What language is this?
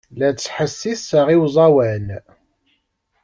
Kabyle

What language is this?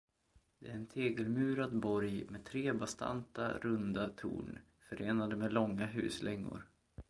Swedish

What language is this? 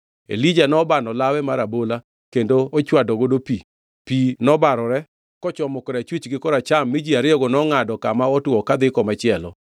Luo (Kenya and Tanzania)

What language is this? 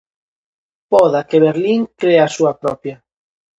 Galician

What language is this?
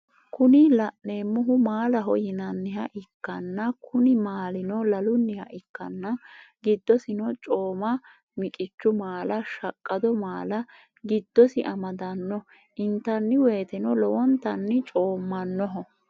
Sidamo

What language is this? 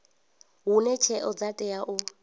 Venda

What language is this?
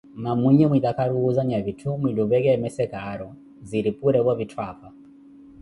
Koti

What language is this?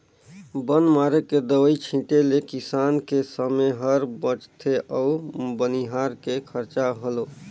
Chhattisgarhi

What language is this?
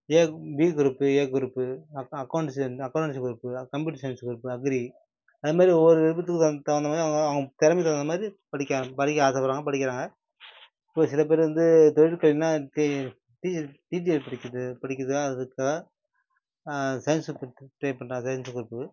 Tamil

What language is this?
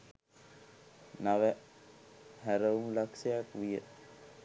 Sinhala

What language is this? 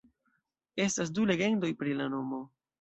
Esperanto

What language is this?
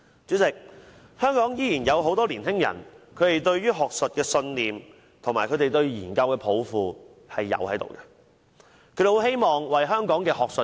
Cantonese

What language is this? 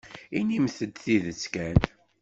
Kabyle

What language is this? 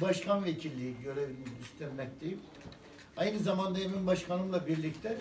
Turkish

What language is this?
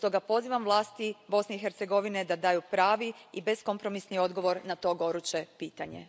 Croatian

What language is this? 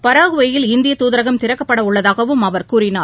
Tamil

